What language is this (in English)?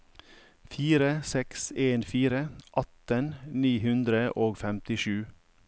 Norwegian